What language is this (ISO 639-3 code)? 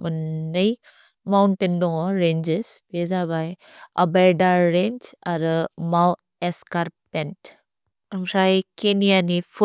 brx